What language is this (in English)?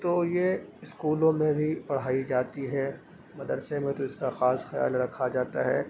Urdu